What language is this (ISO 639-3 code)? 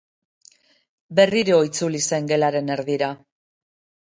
eus